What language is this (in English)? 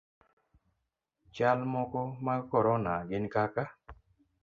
Luo (Kenya and Tanzania)